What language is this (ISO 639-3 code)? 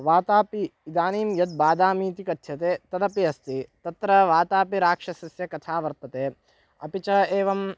san